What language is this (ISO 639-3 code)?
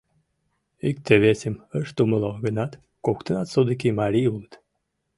chm